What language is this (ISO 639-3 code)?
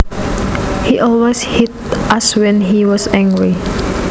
jav